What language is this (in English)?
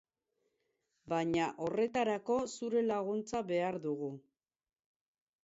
Basque